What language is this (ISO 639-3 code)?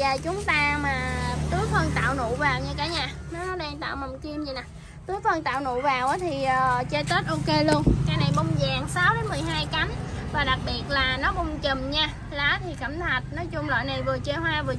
vie